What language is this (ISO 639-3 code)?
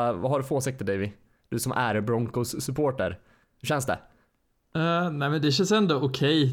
swe